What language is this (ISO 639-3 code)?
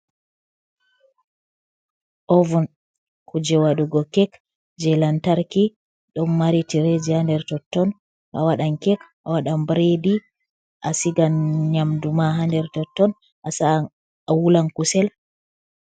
ful